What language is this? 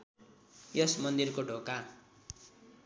Nepali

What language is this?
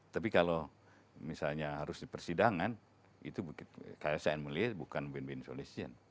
Indonesian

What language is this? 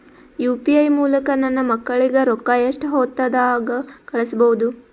Kannada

